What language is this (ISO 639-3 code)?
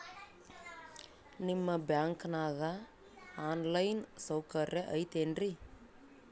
kan